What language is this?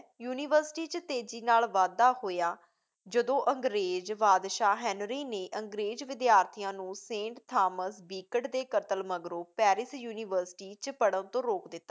Punjabi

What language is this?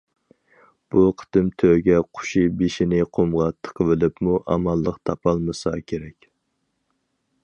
Uyghur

